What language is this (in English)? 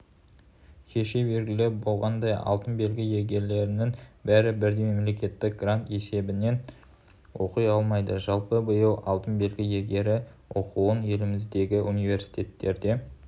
Kazakh